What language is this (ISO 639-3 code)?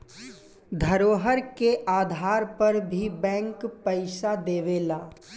bho